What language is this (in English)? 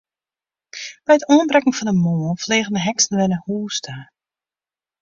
Western Frisian